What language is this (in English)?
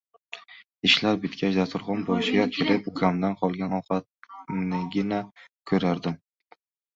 Uzbek